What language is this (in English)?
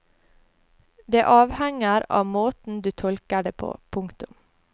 Norwegian